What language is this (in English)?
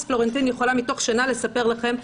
Hebrew